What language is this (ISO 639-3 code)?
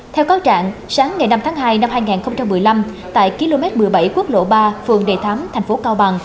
vie